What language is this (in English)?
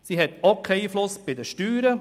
Swiss German